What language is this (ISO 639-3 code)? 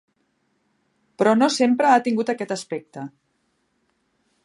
cat